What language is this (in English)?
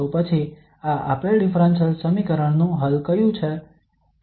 Gujarati